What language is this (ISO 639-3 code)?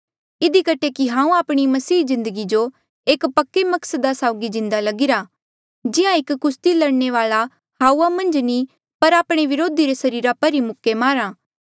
mjl